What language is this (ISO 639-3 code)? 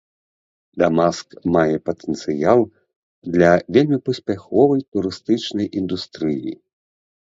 bel